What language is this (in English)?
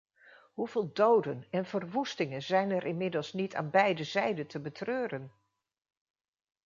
Dutch